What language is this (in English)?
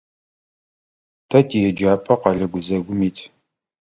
Adyghe